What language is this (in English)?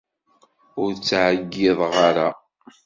Kabyle